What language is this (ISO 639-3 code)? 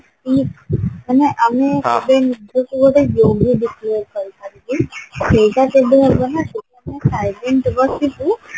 ori